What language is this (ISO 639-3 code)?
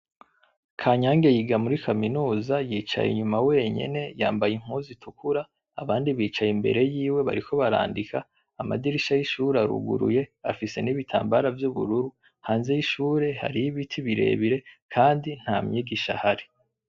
run